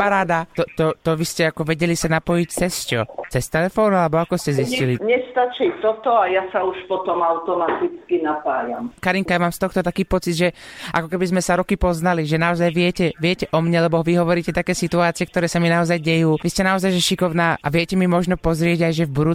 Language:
Slovak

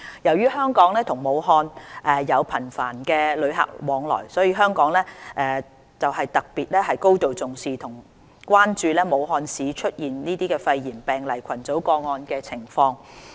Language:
Cantonese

